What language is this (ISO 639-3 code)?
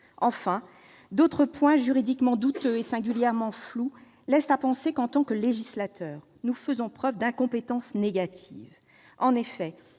fra